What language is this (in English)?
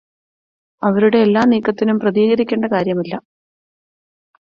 Malayalam